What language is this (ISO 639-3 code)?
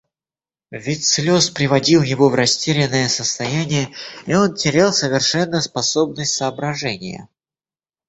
rus